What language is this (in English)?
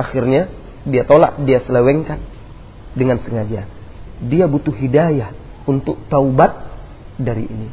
Malay